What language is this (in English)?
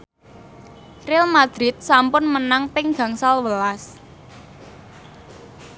Javanese